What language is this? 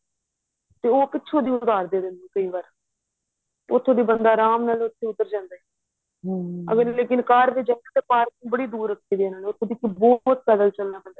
Punjabi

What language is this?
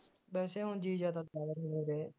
Punjabi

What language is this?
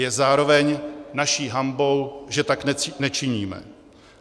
Czech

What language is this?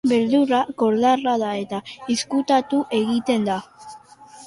Basque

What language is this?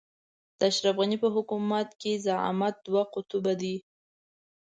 Pashto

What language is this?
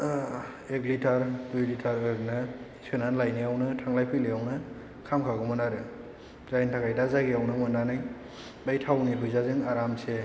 Bodo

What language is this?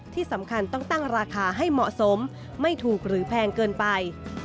Thai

